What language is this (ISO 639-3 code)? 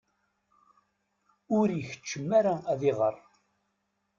kab